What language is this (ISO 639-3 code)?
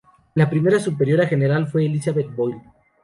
spa